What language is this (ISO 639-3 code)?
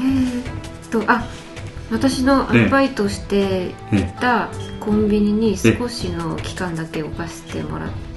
jpn